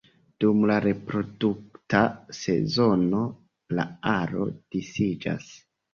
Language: Esperanto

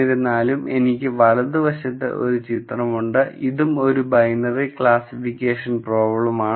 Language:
Malayalam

